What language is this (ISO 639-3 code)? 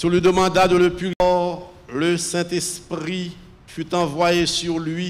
fra